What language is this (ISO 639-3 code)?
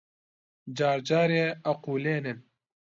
ckb